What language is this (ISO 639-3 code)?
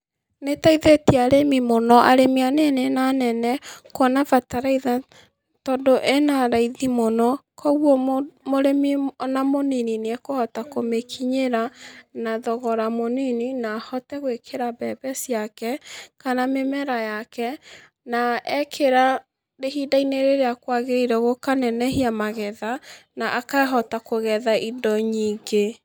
kik